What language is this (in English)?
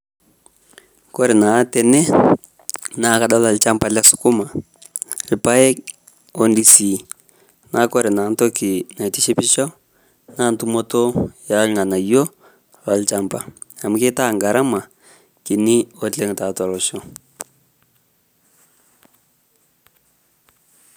Masai